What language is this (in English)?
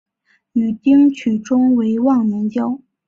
Chinese